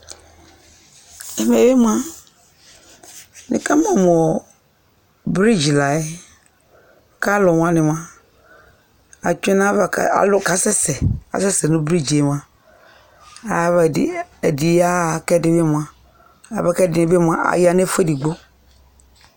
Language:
Ikposo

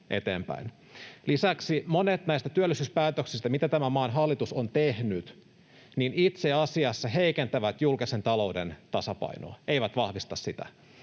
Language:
Finnish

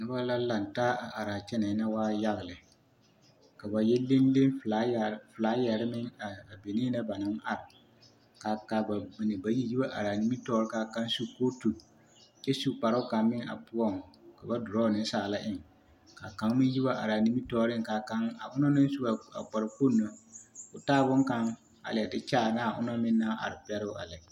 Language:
Southern Dagaare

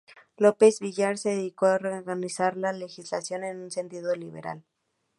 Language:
Spanish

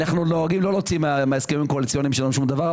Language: Hebrew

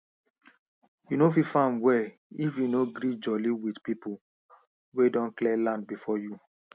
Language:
Nigerian Pidgin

